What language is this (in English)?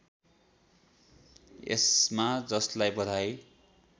Nepali